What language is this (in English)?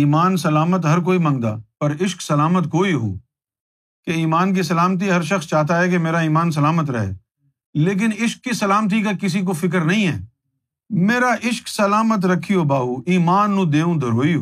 Urdu